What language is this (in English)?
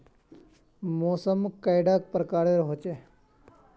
Magahi